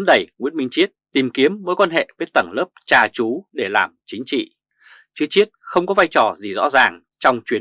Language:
Vietnamese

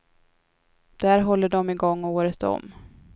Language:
Swedish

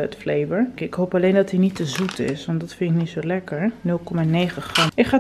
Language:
Dutch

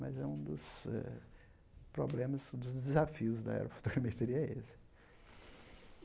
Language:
Portuguese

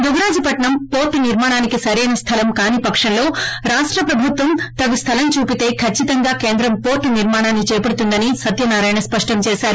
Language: Telugu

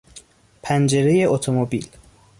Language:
Persian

